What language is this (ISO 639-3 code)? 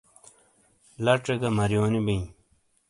scl